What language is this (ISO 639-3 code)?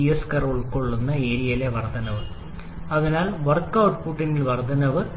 mal